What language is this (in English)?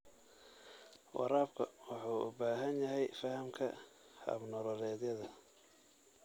Somali